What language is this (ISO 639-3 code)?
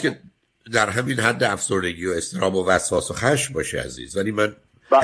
fas